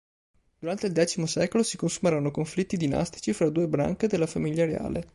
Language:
Italian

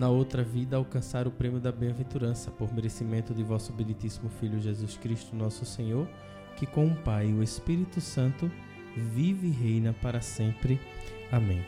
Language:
Portuguese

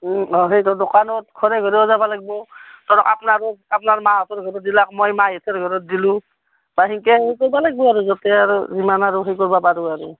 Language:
Assamese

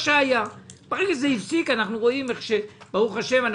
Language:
Hebrew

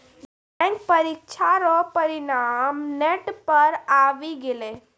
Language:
Maithili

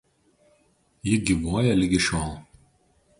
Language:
Lithuanian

